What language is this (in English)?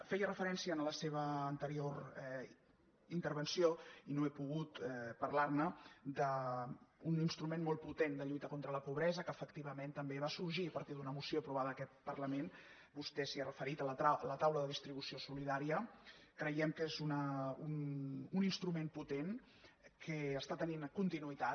Catalan